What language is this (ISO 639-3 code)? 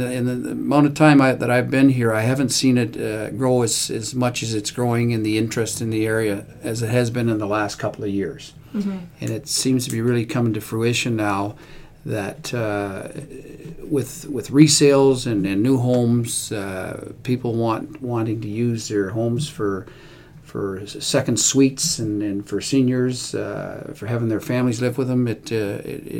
eng